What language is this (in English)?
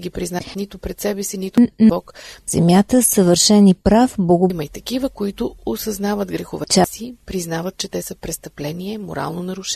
Bulgarian